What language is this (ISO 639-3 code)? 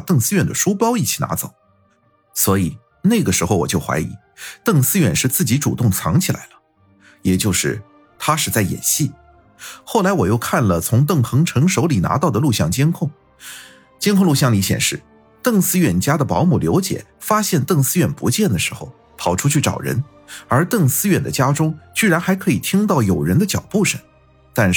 zho